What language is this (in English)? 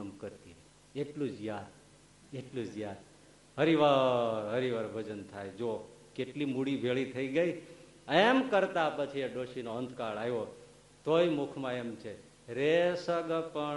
Gujarati